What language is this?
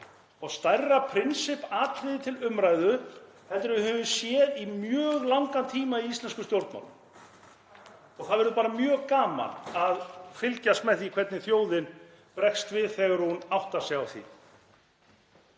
Icelandic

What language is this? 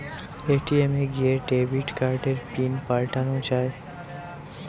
Bangla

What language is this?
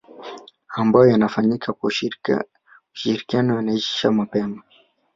Swahili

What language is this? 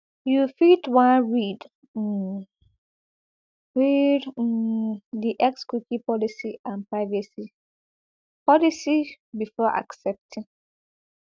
Nigerian Pidgin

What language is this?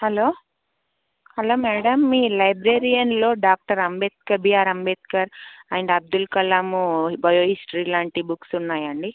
Telugu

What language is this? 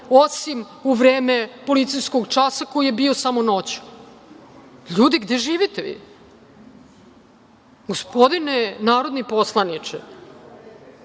Serbian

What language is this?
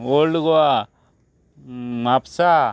Konkani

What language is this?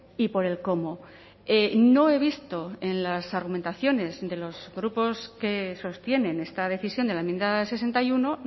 Spanish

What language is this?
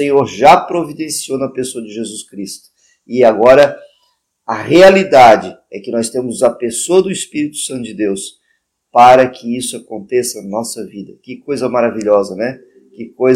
Portuguese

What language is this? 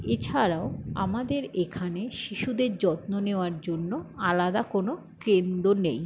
Bangla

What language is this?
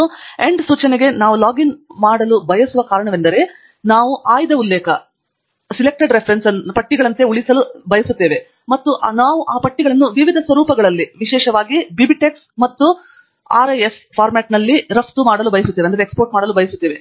Kannada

